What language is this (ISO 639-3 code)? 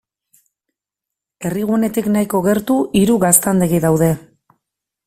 eus